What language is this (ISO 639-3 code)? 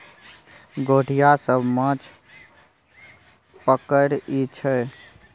mai